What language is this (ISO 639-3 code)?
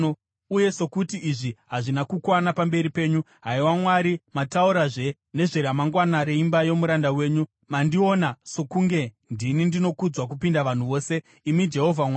sna